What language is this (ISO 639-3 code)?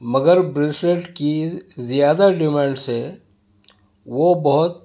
urd